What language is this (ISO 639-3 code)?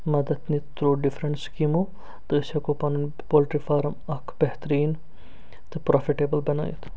kas